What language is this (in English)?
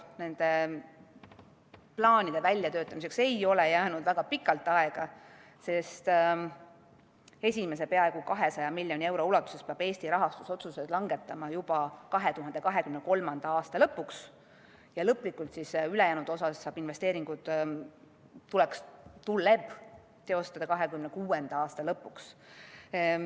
Estonian